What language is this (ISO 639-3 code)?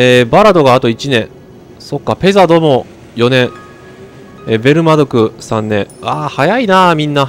jpn